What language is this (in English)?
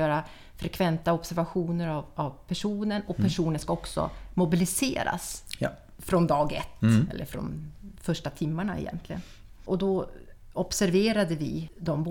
Swedish